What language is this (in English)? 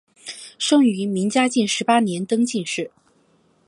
Chinese